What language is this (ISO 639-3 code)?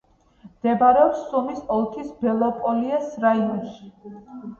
kat